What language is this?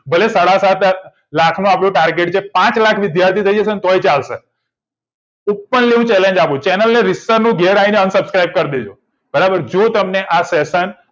Gujarati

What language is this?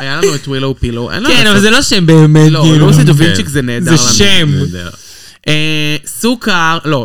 Hebrew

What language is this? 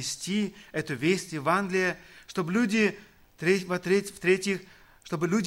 Russian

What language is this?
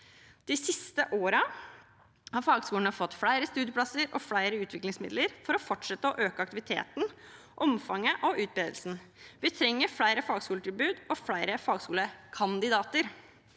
Norwegian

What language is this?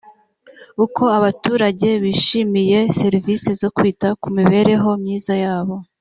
Kinyarwanda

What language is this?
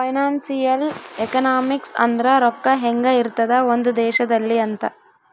Kannada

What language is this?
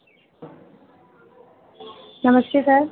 Hindi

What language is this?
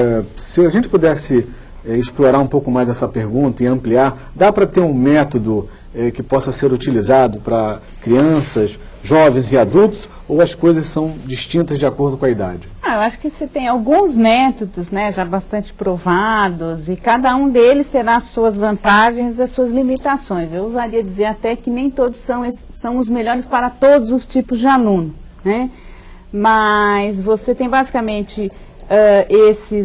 Portuguese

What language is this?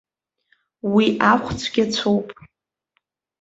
Abkhazian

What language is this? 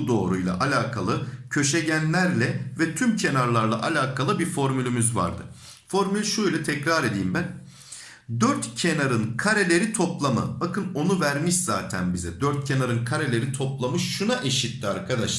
Turkish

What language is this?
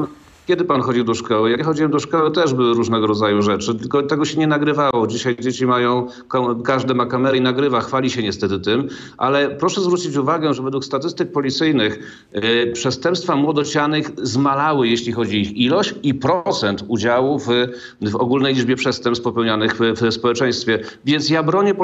Polish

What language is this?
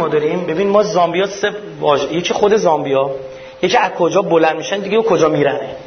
Persian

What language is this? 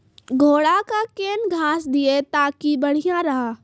Maithili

